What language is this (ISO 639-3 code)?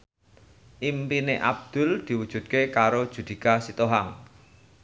jav